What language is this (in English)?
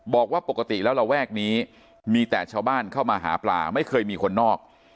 Thai